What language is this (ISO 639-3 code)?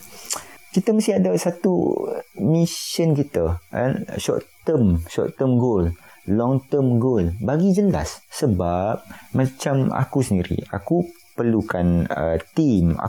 msa